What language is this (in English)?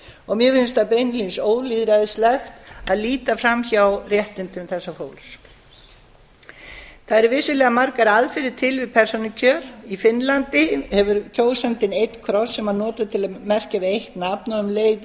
Icelandic